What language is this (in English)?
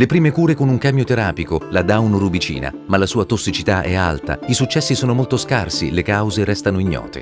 Italian